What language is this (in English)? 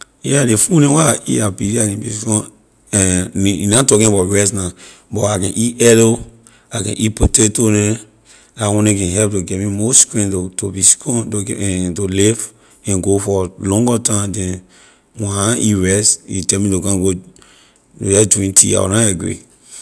Liberian English